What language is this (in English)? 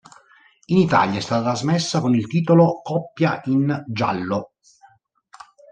Italian